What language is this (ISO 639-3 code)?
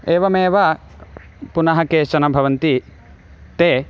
san